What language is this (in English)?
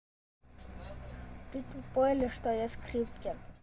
Russian